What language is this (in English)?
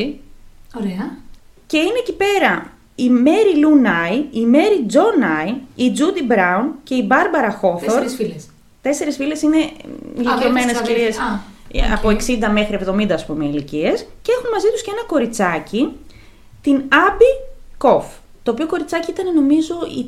Greek